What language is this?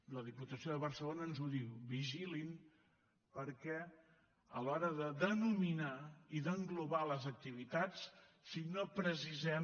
Catalan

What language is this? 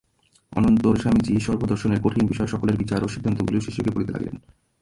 Bangla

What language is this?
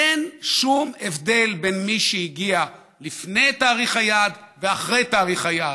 Hebrew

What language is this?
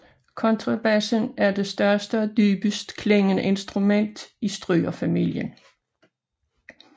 Danish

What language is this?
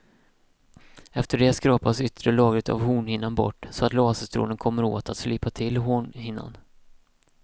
Swedish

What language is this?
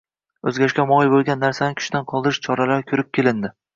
Uzbek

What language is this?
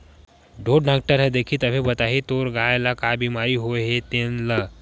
Chhattisgarhi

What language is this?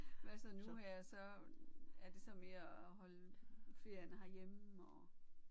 Danish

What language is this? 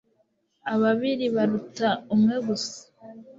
Kinyarwanda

